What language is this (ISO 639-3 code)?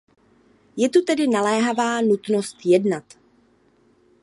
ces